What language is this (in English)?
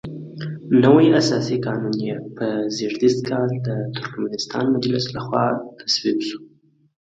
Pashto